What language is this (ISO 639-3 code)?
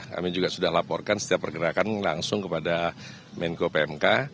ind